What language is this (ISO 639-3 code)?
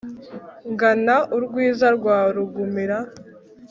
kin